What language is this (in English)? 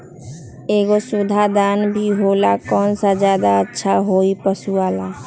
Magahi